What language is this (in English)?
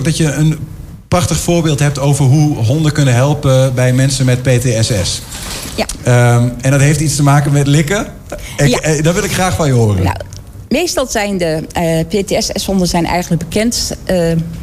Dutch